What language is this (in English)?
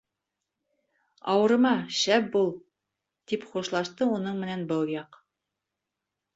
Bashkir